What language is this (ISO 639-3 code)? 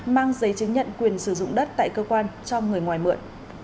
vie